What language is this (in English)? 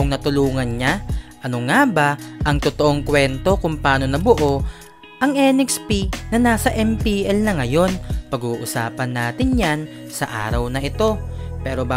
Filipino